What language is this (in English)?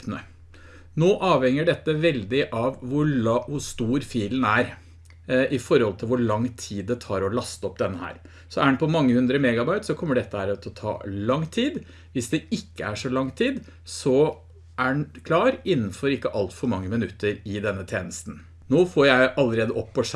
Norwegian